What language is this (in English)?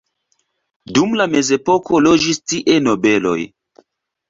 Esperanto